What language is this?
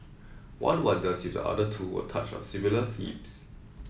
English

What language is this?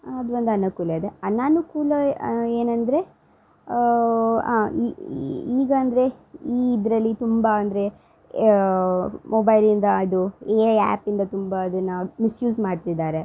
Kannada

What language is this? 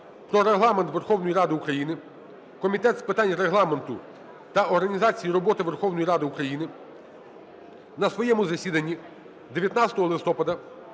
Ukrainian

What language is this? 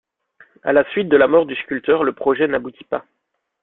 French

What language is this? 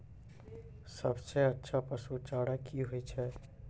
Maithili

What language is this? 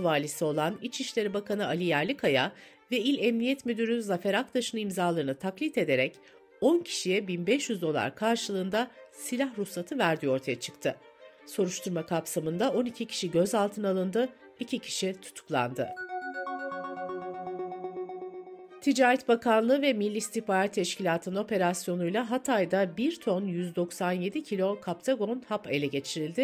Turkish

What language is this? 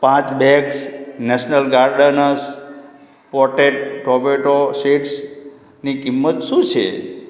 Gujarati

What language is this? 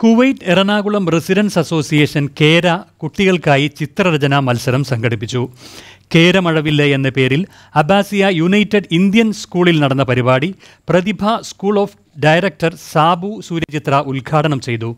Malayalam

